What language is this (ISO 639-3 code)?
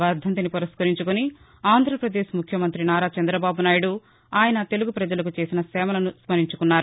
tel